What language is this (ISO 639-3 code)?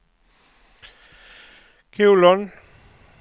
swe